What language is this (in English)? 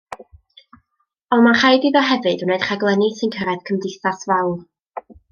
Welsh